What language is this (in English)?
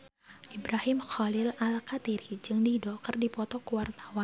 Sundanese